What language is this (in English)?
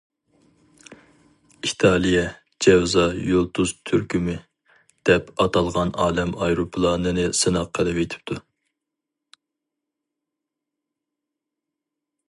Uyghur